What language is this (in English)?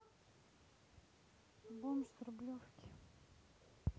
Russian